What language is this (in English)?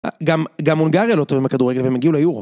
Hebrew